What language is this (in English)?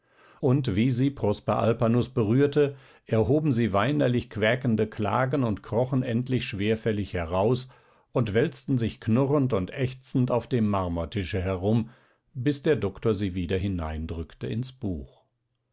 German